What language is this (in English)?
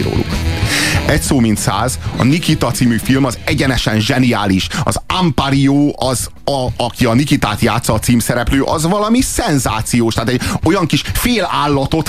Hungarian